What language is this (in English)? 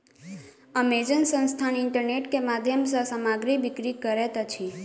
Maithili